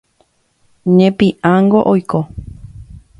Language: Guarani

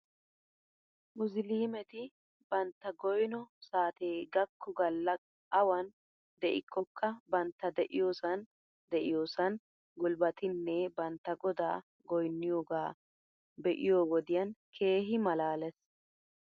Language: Wolaytta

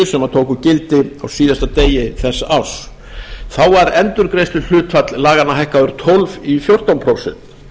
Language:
Icelandic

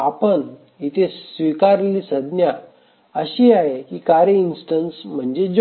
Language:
Marathi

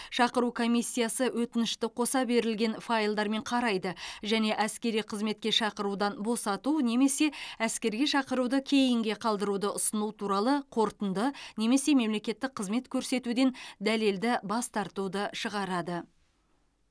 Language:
Kazakh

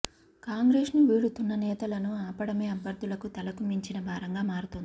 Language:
Telugu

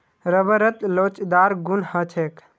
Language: Magahi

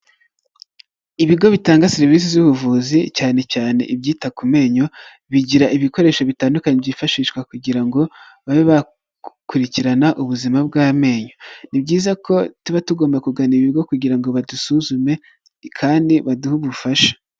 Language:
Kinyarwanda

